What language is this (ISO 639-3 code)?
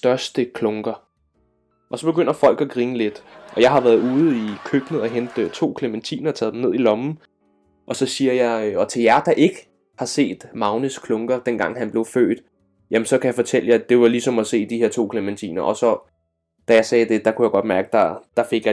dan